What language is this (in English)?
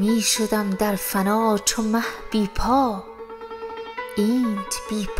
Persian